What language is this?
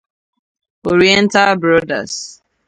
Igbo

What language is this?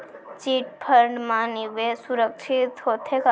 Chhattisgarhi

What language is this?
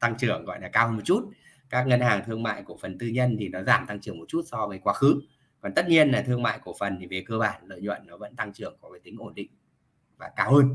Vietnamese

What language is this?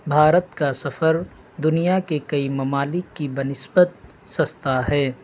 Urdu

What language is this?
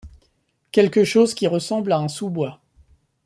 French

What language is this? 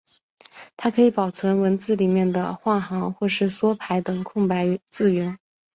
Chinese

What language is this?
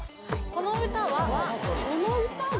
Japanese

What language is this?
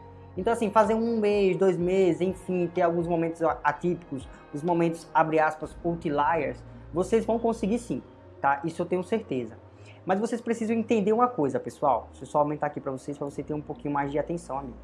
Portuguese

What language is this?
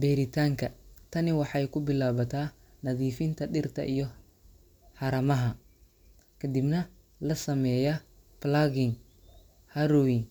Somali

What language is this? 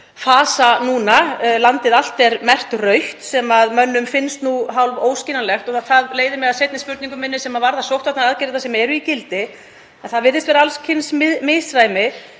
Icelandic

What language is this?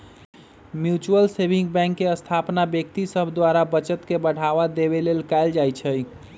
Magahi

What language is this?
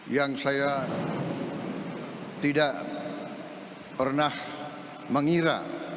Indonesian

